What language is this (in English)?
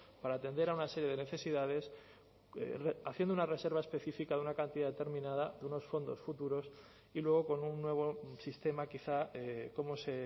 Spanish